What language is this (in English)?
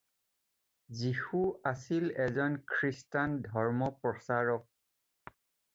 Assamese